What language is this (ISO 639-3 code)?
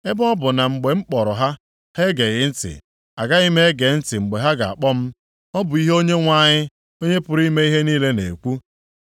ibo